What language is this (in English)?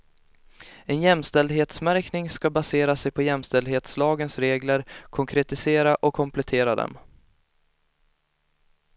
Swedish